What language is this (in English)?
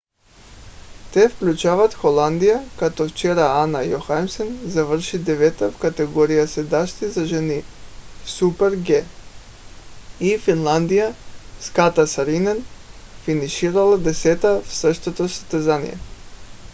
Bulgarian